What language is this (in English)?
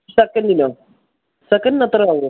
Malayalam